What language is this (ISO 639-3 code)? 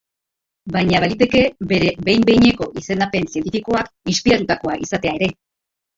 eus